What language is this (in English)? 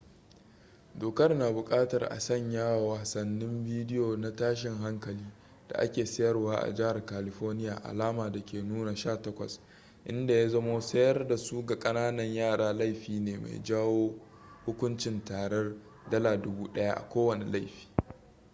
Hausa